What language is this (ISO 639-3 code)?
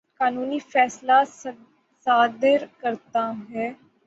urd